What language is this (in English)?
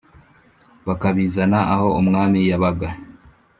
Kinyarwanda